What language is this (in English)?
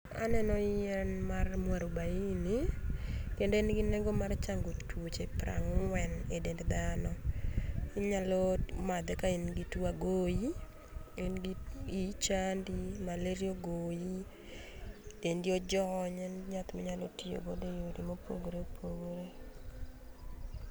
Luo (Kenya and Tanzania)